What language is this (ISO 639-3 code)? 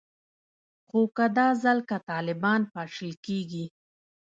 pus